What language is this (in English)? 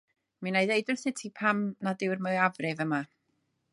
Welsh